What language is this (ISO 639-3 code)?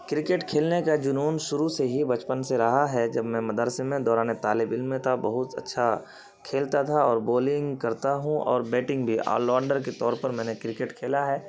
urd